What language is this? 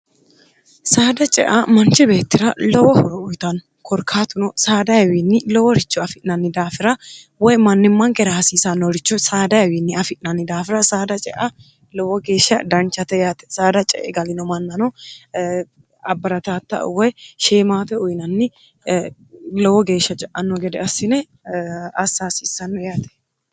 Sidamo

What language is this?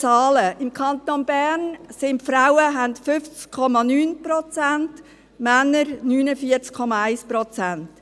Swiss German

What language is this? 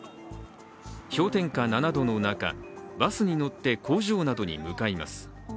Japanese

